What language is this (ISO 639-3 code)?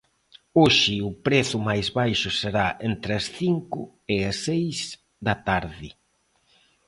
glg